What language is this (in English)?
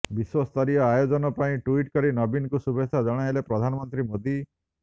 Odia